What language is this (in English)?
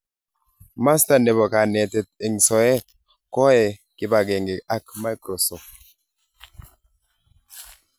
Kalenjin